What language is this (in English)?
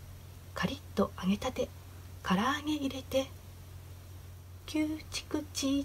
Japanese